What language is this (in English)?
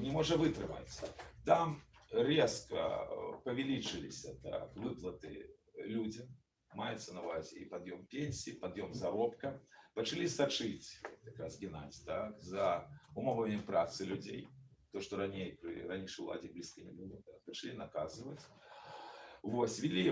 Russian